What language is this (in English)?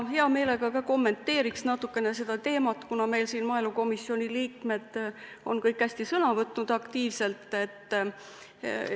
Estonian